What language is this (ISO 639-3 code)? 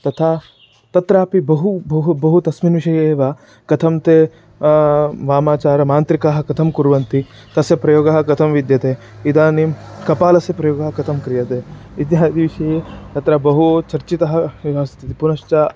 san